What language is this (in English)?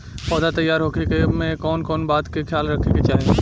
Bhojpuri